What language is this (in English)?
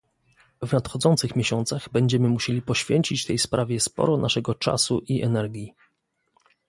Polish